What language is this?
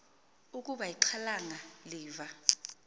Xhosa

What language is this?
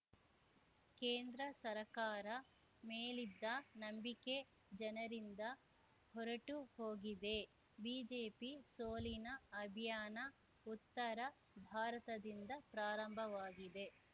Kannada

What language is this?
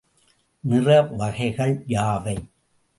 Tamil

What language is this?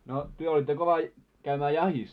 Finnish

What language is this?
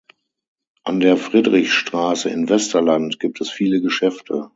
German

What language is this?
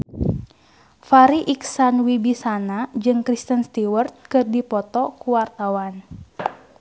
Sundanese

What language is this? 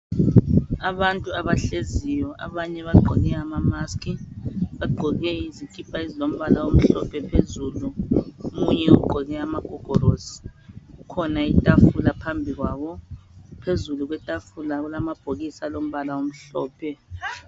North Ndebele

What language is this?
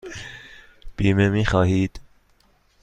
Persian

